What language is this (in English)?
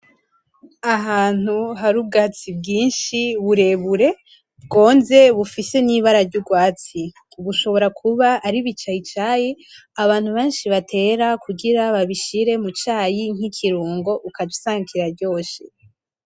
Rundi